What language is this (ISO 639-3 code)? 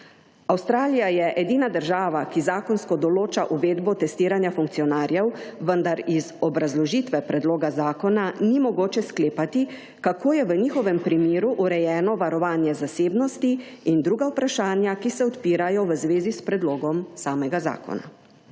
slv